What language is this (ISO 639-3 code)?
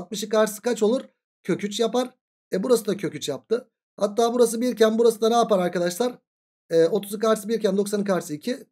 tur